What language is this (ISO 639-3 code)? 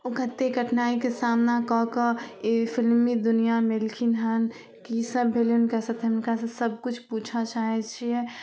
mai